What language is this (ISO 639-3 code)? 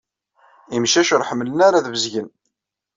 kab